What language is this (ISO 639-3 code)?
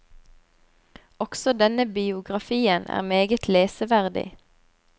nor